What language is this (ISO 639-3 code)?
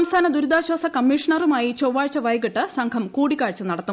mal